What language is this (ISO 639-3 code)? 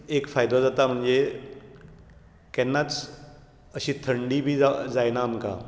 kok